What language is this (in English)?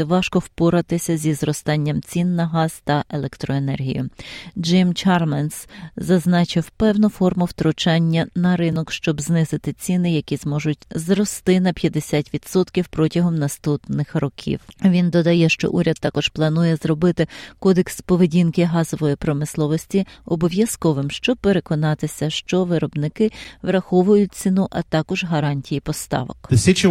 Ukrainian